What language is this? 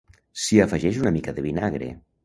Catalan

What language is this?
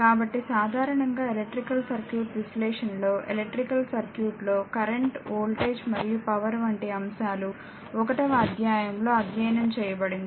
Telugu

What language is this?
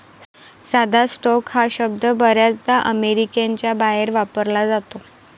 Marathi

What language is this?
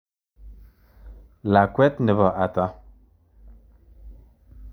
Kalenjin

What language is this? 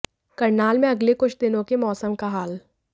Hindi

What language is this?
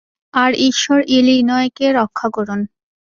Bangla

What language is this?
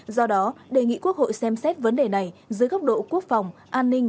Vietnamese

